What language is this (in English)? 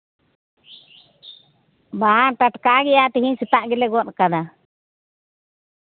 Santali